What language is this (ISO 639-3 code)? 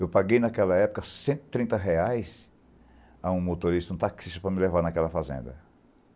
por